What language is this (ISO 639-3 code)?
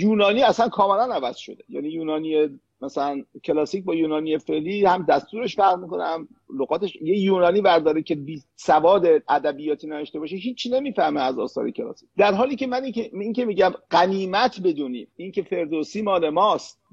fas